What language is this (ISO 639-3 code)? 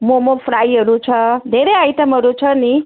nep